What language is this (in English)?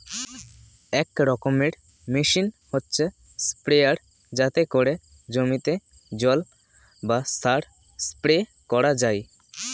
Bangla